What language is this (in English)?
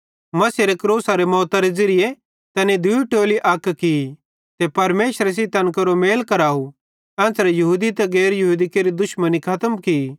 Bhadrawahi